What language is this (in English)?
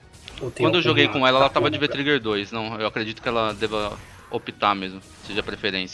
Portuguese